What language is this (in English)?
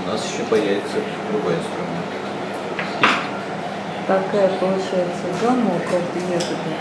Russian